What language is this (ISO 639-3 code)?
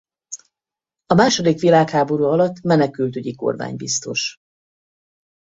hun